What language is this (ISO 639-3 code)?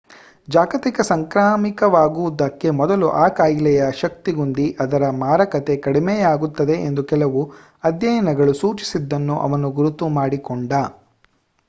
kan